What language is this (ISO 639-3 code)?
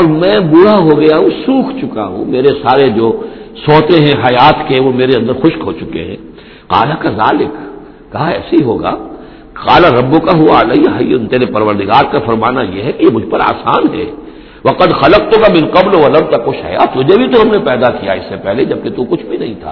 urd